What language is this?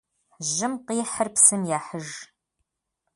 Kabardian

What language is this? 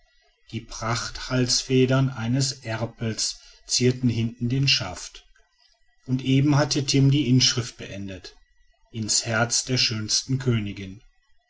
German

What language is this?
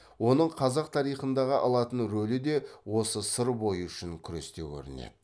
Kazakh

